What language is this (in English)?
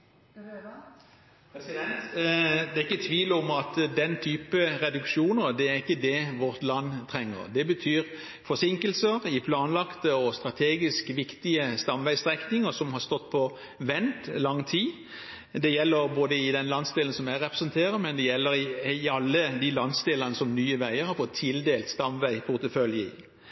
Norwegian